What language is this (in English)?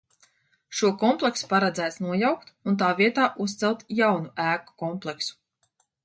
Latvian